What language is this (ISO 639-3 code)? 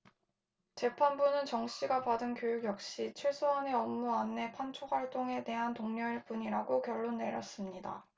kor